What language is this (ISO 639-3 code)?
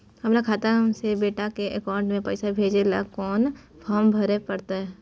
mai